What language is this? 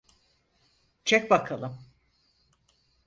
Turkish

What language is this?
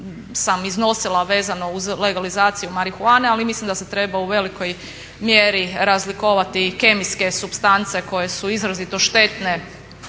Croatian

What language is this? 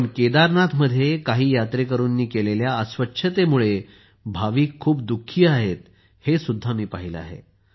Marathi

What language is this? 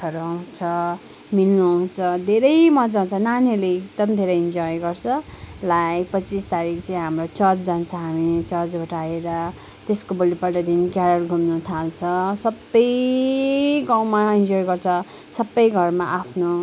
Nepali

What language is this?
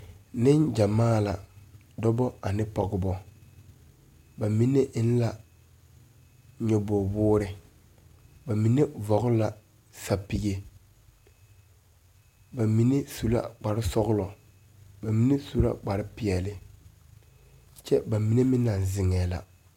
Southern Dagaare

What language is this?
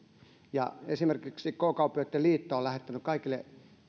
Finnish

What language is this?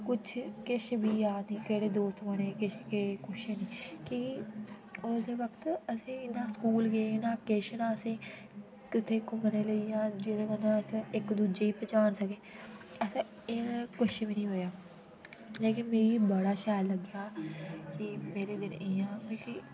Dogri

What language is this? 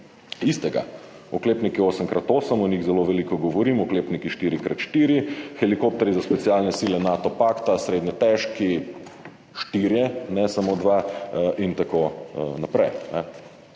Slovenian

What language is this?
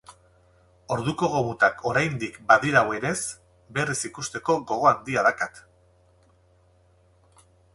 Basque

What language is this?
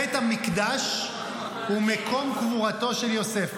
Hebrew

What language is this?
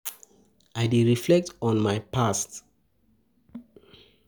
Nigerian Pidgin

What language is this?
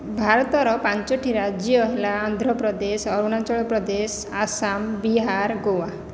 Odia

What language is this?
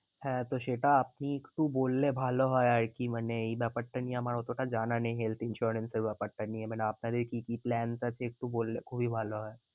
Bangla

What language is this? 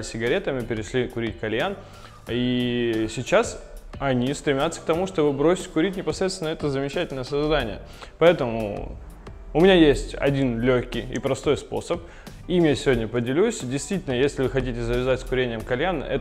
Russian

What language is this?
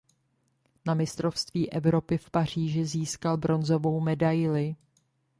Czech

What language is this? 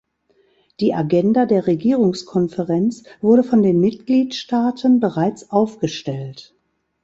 German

